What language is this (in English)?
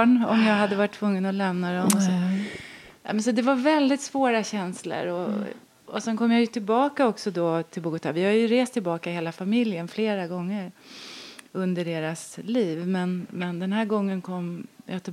Swedish